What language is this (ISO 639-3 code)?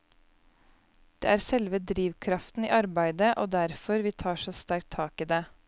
nor